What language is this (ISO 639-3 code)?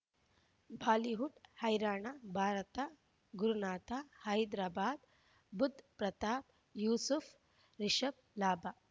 kan